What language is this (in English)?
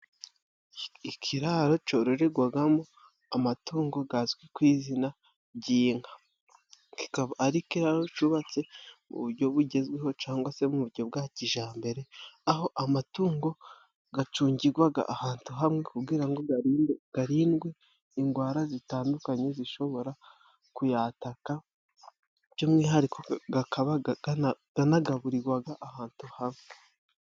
Kinyarwanda